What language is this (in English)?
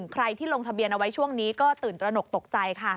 Thai